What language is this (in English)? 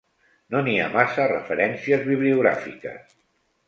Catalan